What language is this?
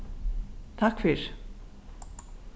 Faroese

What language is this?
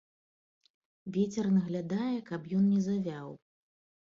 Belarusian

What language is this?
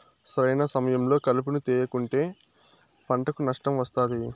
Telugu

